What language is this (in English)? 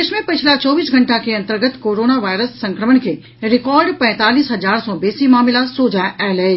Maithili